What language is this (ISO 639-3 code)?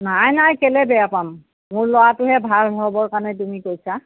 asm